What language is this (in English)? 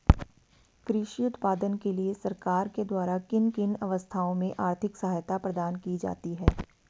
Hindi